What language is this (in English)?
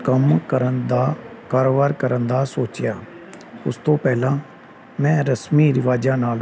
Punjabi